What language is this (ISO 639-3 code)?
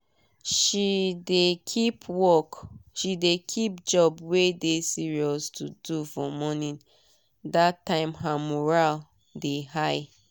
pcm